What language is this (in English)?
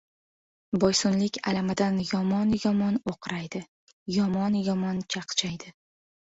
Uzbek